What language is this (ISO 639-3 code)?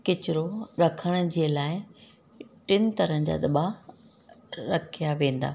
snd